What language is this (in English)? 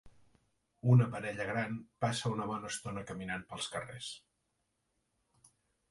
Catalan